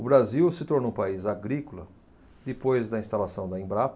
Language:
Portuguese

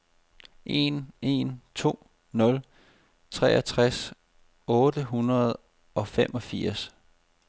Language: Danish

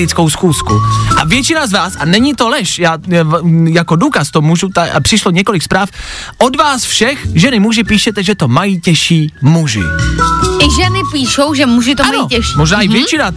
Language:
Czech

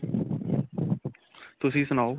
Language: Punjabi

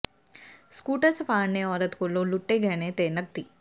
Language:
Punjabi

